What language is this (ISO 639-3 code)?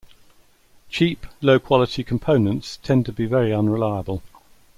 eng